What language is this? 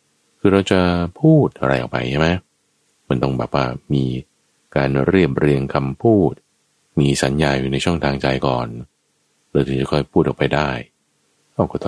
Thai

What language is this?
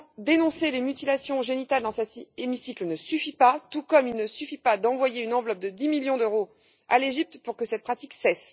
French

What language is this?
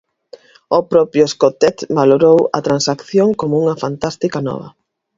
Galician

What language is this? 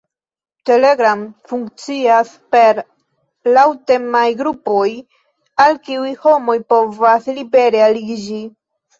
Esperanto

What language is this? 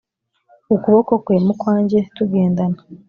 Kinyarwanda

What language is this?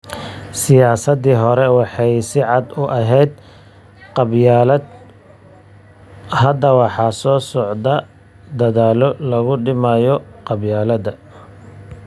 Somali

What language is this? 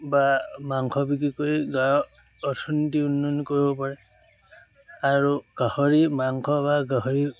Assamese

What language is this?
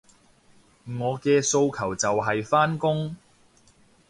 Cantonese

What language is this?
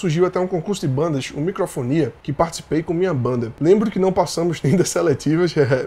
Portuguese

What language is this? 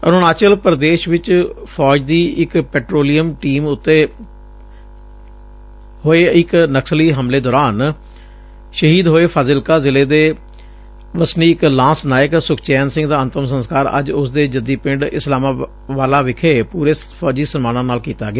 Punjabi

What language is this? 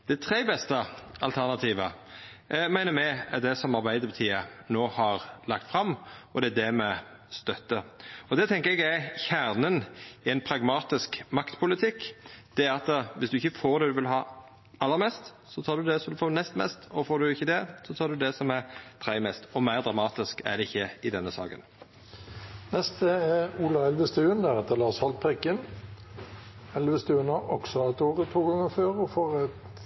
Norwegian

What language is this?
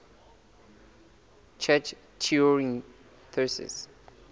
Southern Sotho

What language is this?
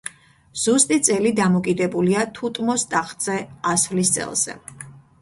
Georgian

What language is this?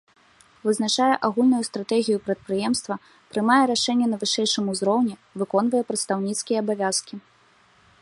Belarusian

